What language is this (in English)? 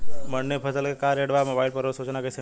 Bhojpuri